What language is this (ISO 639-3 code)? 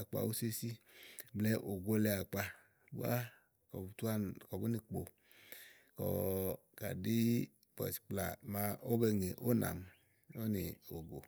ahl